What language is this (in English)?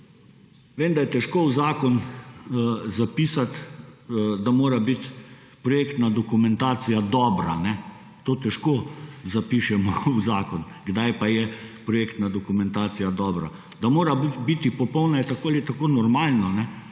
Slovenian